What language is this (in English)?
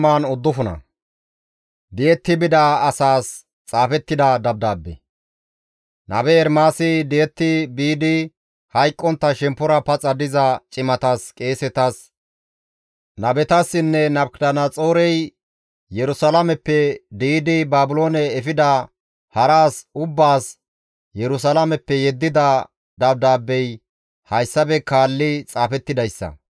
Gamo